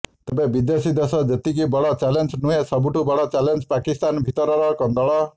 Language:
Odia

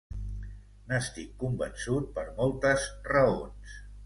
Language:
Catalan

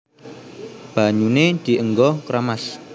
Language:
Javanese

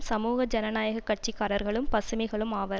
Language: Tamil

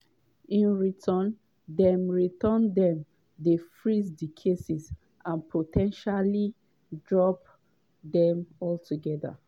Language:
Nigerian Pidgin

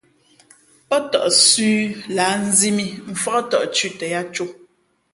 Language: Fe'fe'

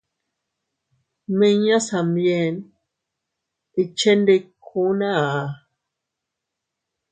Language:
Teutila Cuicatec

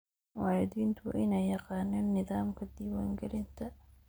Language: Somali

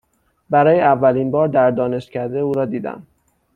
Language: Persian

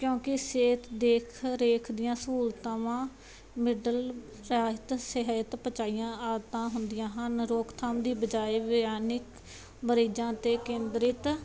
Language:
Punjabi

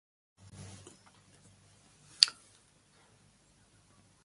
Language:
Musey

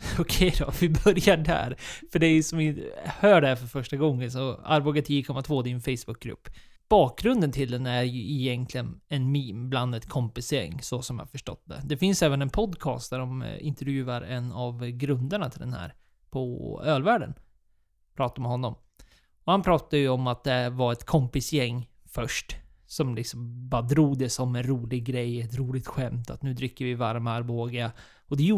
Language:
Swedish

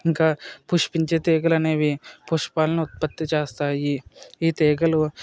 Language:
Telugu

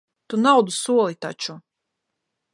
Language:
Latvian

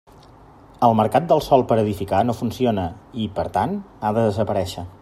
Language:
Catalan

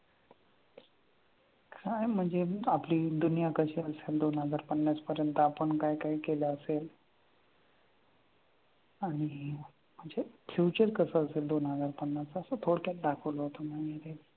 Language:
Marathi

